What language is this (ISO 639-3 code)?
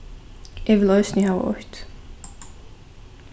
fao